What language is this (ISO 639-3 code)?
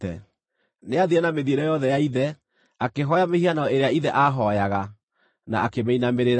kik